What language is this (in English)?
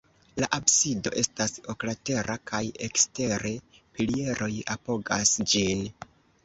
Esperanto